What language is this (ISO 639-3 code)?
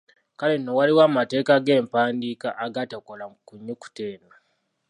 lug